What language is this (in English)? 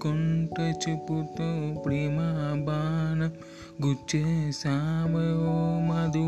Telugu